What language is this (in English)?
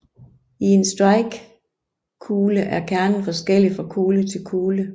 Danish